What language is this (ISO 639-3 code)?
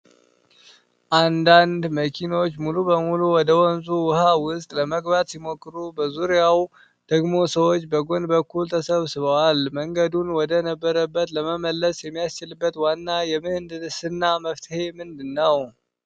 amh